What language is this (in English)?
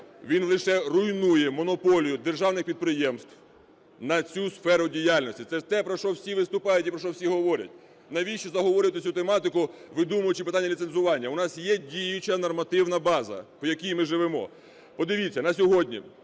Ukrainian